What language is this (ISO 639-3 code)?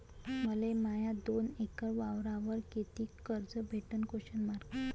mar